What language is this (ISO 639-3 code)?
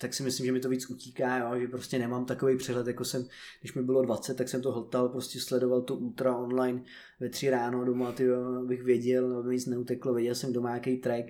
ces